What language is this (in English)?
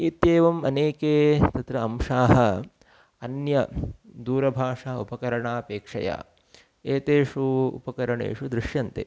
Sanskrit